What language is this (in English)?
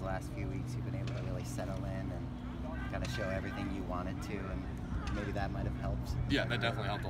English